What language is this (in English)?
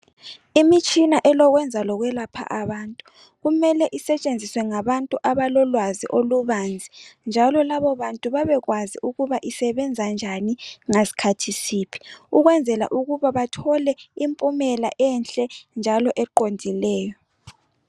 North Ndebele